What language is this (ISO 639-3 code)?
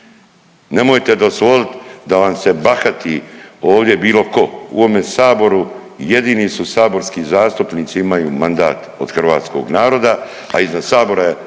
hrv